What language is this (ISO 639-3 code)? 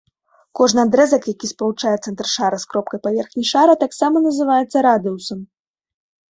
bel